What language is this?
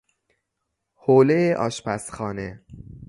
Persian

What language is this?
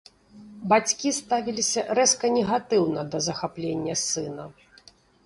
Belarusian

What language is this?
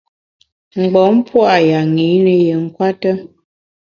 Bamun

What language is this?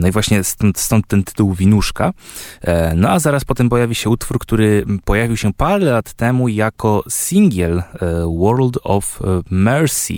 Polish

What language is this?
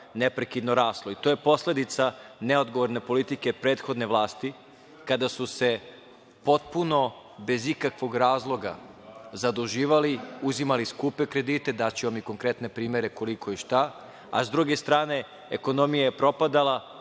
Serbian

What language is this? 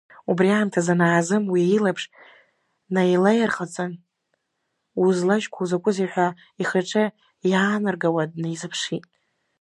Abkhazian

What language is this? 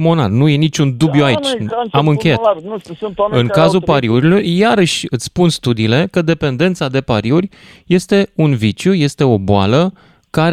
Romanian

